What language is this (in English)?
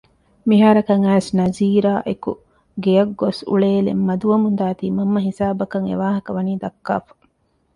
Divehi